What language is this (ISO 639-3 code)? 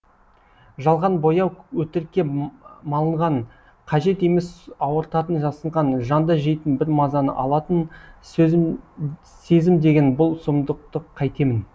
kaz